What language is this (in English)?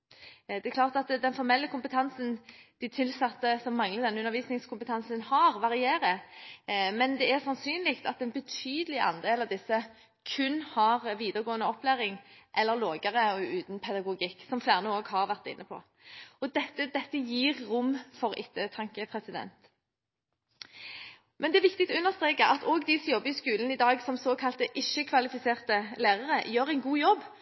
Norwegian Bokmål